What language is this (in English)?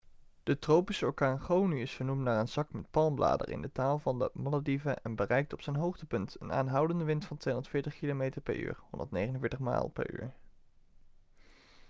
Dutch